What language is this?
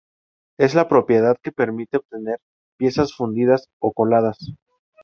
Spanish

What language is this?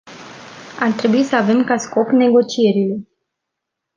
Romanian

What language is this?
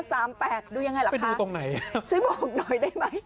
Thai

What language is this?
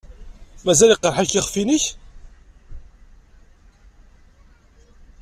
Kabyle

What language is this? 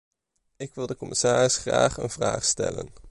Dutch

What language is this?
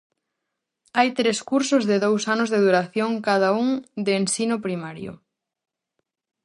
Galician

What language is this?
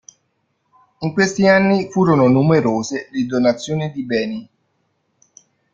Italian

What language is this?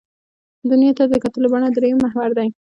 Pashto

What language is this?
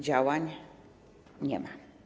Polish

